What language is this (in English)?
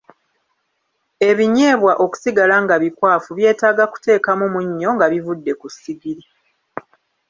Ganda